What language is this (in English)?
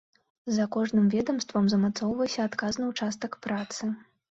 Belarusian